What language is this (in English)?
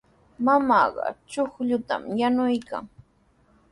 Sihuas Ancash Quechua